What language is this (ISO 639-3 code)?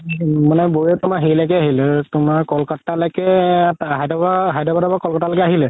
asm